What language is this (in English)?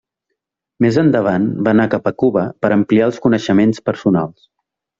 Catalan